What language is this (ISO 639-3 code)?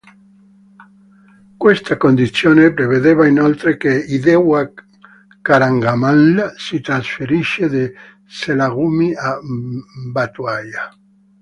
ita